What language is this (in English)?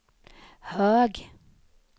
Swedish